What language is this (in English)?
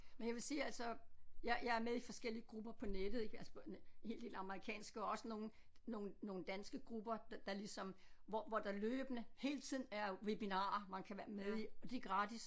Danish